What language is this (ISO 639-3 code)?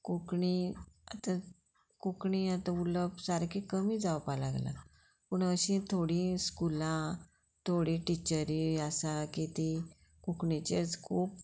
kok